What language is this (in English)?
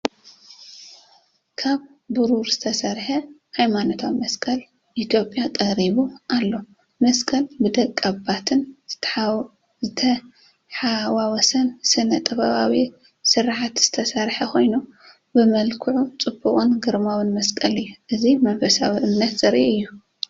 Tigrinya